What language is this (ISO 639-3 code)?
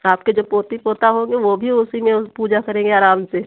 hin